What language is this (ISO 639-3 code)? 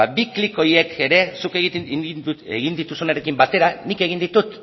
eus